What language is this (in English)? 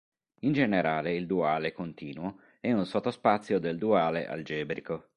Italian